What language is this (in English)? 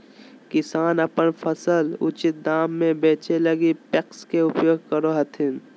Magahi